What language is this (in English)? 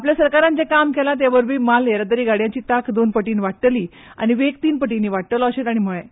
Konkani